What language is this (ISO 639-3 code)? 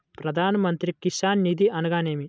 tel